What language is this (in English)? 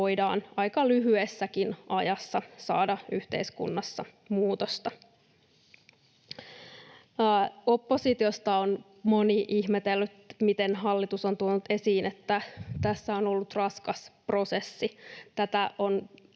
Finnish